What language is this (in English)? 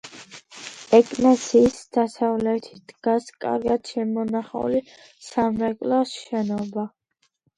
Georgian